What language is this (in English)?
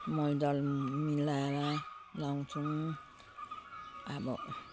Nepali